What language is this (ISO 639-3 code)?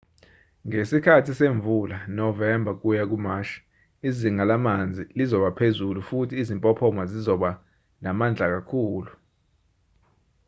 zul